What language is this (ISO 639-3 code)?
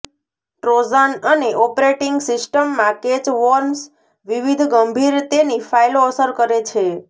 guj